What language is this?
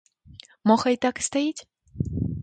Belarusian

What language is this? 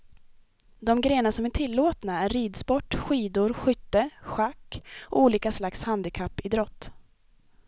Swedish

